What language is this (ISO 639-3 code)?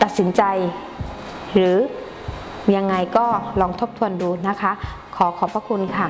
tha